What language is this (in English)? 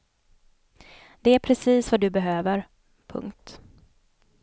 Swedish